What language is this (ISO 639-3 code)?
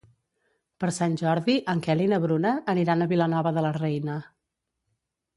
cat